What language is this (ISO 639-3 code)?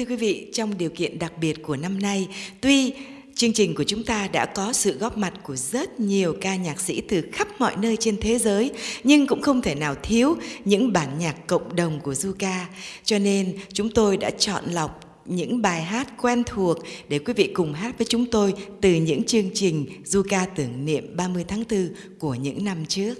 vie